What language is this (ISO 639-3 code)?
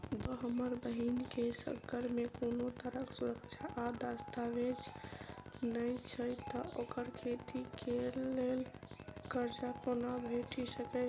mai